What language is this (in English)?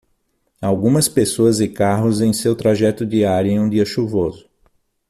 Portuguese